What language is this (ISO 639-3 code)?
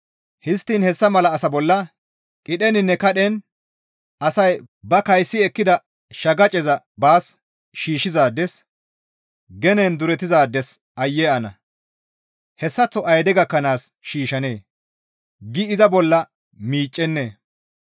gmv